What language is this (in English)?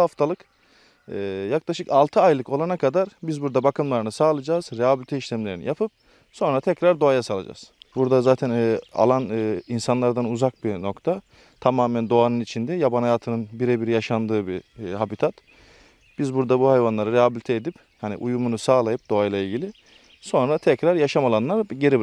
Turkish